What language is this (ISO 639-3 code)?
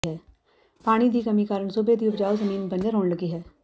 pan